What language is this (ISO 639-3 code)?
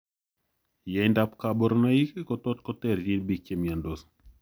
kln